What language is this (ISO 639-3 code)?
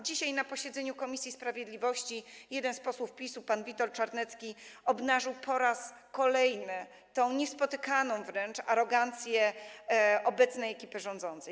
pol